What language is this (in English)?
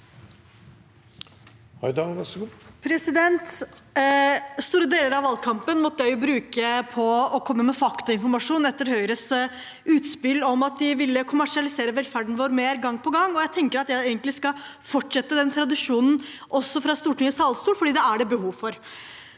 Norwegian